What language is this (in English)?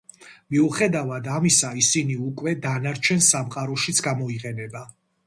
Georgian